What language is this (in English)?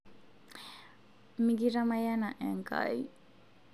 Masai